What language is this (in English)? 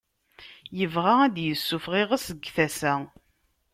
Kabyle